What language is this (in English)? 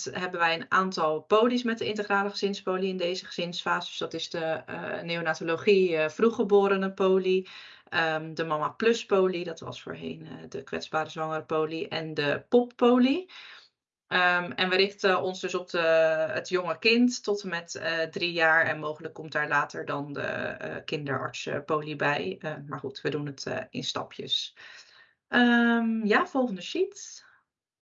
Dutch